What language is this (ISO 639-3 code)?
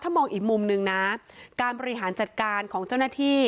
tha